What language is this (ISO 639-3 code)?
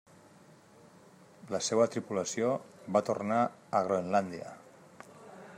cat